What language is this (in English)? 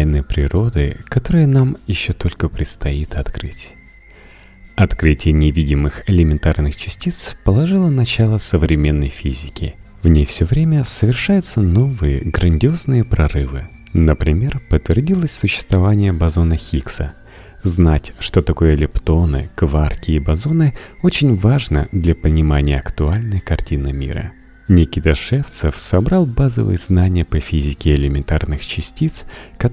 Russian